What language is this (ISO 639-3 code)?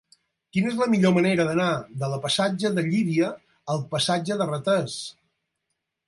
cat